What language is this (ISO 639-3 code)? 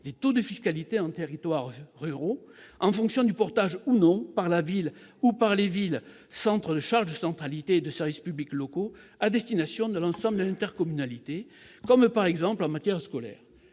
fra